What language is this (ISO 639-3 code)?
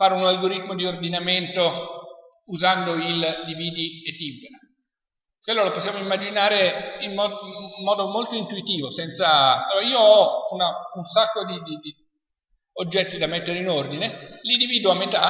ita